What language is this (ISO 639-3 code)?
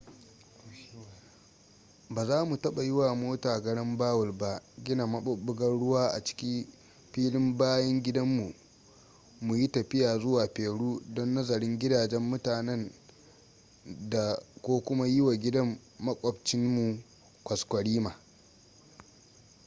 hau